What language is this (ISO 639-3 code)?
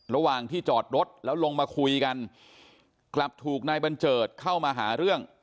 tha